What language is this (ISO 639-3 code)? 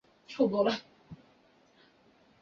zho